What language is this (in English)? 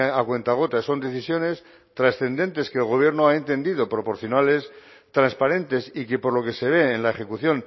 Spanish